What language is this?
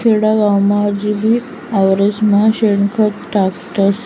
Marathi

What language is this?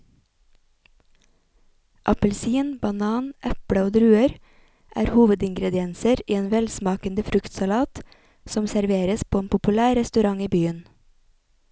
Norwegian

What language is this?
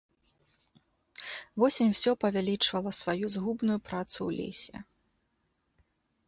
Belarusian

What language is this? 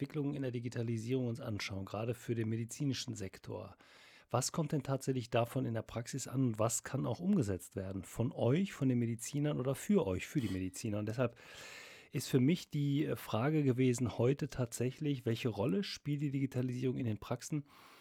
German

